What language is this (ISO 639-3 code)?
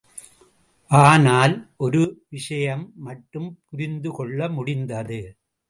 tam